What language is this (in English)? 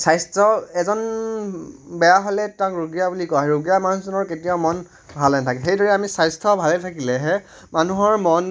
Assamese